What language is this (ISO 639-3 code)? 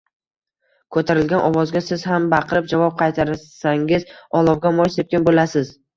uzb